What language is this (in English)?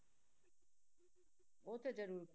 Punjabi